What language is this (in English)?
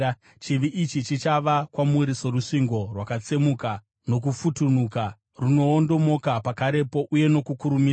Shona